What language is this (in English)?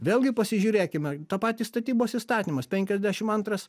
Lithuanian